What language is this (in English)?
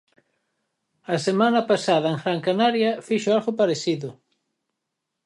Galician